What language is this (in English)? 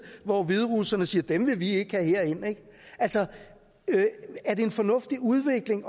Danish